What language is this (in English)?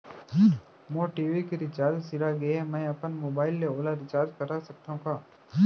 Chhattisgarhi